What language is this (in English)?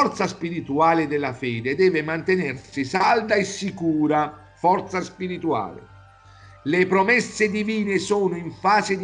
Italian